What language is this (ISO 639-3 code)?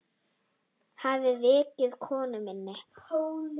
isl